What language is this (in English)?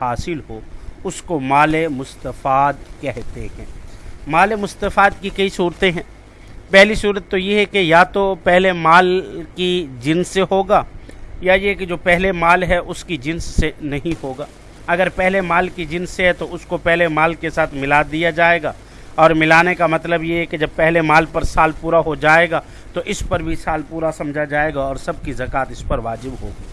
Urdu